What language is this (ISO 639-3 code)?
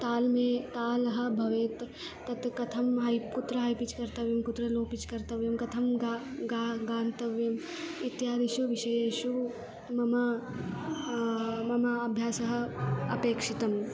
san